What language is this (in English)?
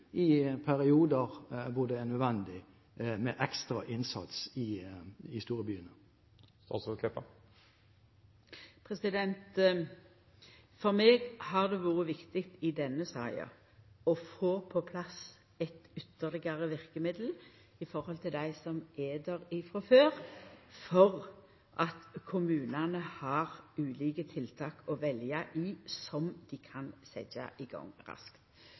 Norwegian